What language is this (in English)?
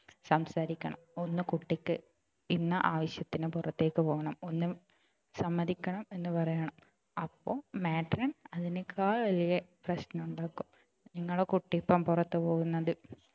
Malayalam